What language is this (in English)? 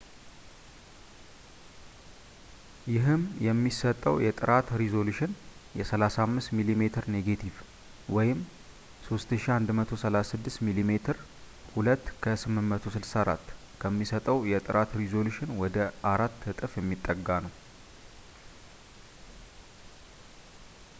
Amharic